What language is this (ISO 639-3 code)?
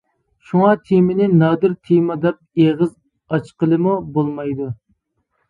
uig